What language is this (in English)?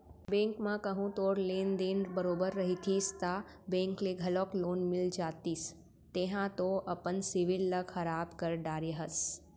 Chhattisgarhi